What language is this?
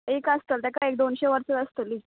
Konkani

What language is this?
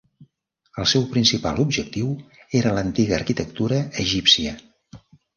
Catalan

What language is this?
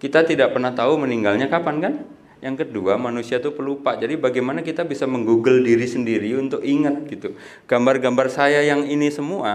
Indonesian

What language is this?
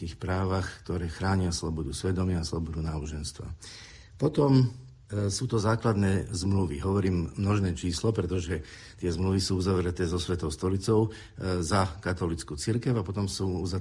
Slovak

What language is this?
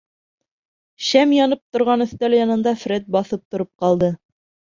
Bashkir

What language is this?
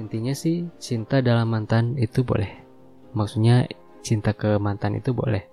Indonesian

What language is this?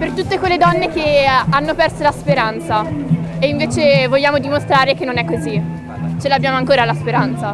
Italian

